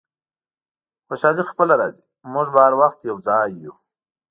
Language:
Pashto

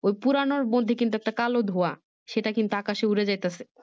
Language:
Bangla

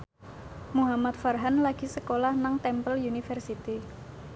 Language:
Javanese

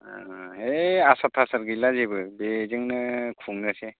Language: Bodo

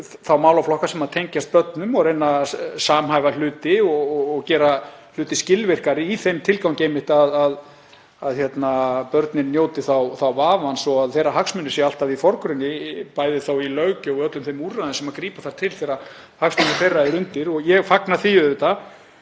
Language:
Icelandic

